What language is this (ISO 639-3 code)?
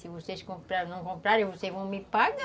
por